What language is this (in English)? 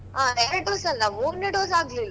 Kannada